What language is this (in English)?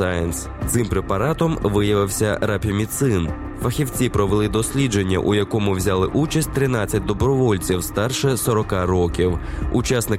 Ukrainian